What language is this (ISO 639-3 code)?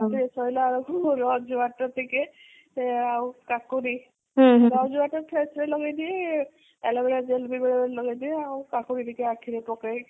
ori